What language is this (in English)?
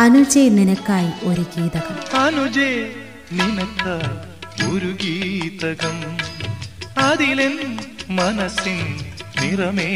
Malayalam